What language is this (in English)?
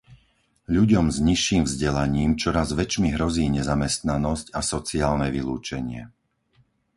Slovak